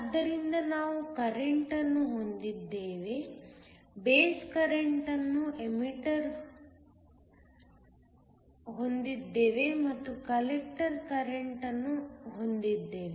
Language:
Kannada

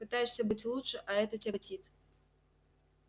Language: Russian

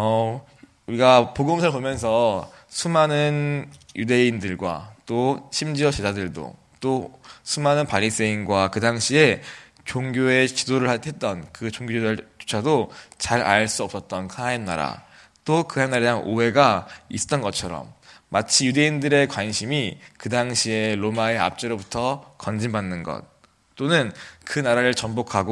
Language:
Korean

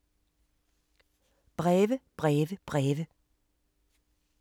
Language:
Danish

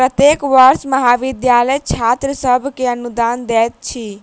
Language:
Maithili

